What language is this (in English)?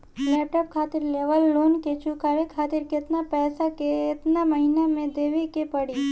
Bhojpuri